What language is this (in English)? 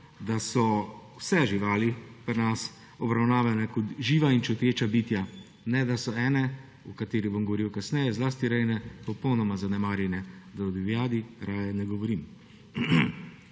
Slovenian